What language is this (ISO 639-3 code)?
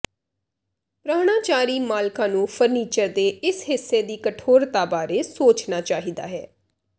pan